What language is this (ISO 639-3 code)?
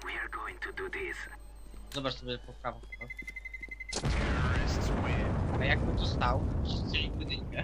pol